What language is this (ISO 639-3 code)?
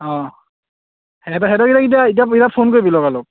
asm